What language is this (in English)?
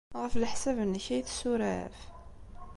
Kabyle